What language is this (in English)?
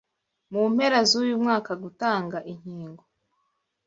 Kinyarwanda